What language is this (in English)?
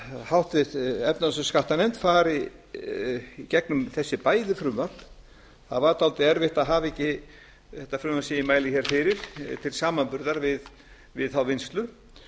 Icelandic